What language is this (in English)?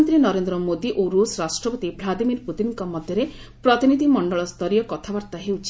Odia